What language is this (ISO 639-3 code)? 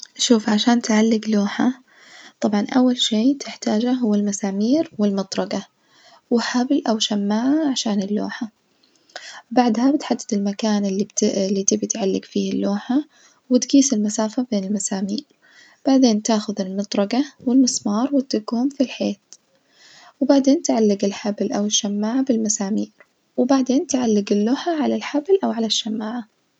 ars